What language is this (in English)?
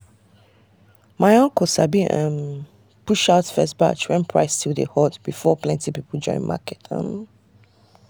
Nigerian Pidgin